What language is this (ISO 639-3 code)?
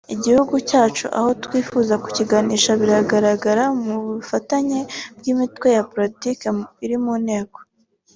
kin